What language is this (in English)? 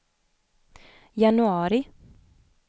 Swedish